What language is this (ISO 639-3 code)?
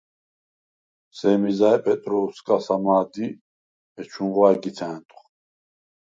sva